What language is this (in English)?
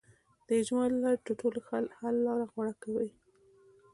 Pashto